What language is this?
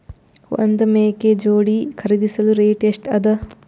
Kannada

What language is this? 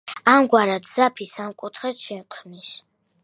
Georgian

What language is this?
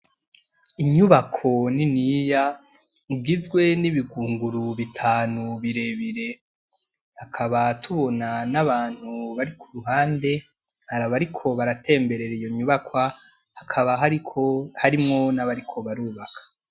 Rundi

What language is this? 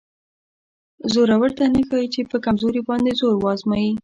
Pashto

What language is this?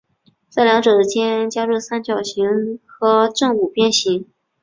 Chinese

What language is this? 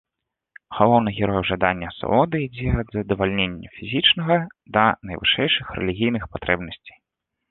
Belarusian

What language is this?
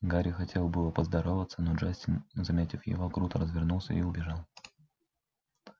Russian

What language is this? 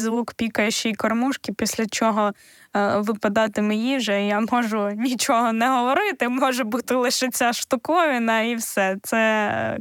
Ukrainian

